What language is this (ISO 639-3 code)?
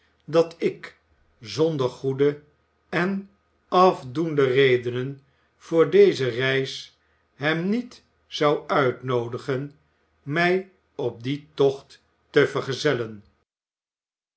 nld